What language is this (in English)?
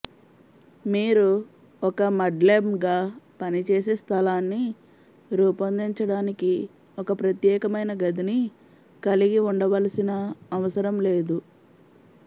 Telugu